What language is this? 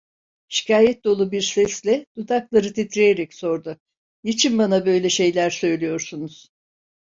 Turkish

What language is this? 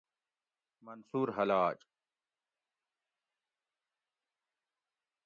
Gawri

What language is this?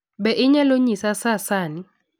Luo (Kenya and Tanzania)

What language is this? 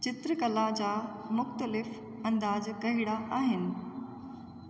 Sindhi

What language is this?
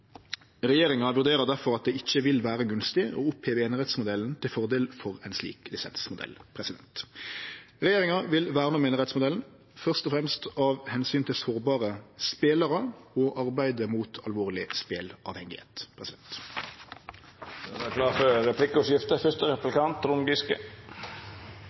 Norwegian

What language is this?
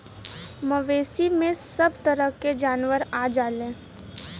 Bhojpuri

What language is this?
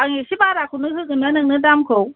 Bodo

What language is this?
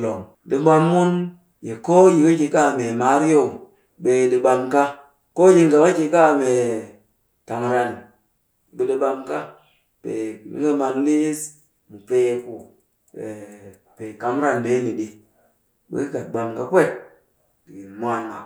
Cakfem-Mushere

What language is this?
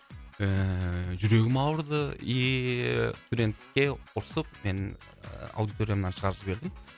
Kazakh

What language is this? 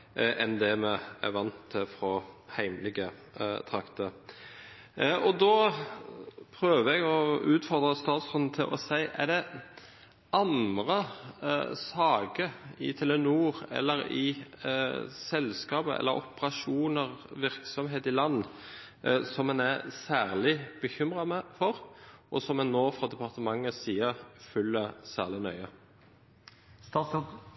Norwegian Bokmål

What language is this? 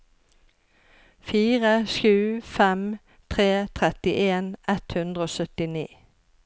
Norwegian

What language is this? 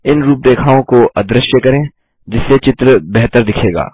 Hindi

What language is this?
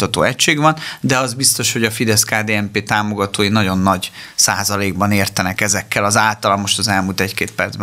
Hungarian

